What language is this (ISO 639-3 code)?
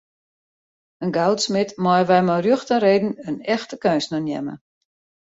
fry